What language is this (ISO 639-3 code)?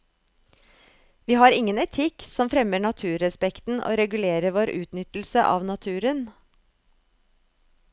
nor